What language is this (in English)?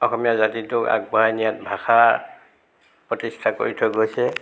Assamese